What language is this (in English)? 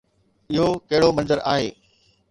Sindhi